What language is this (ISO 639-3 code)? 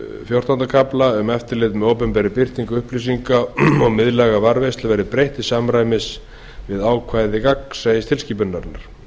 isl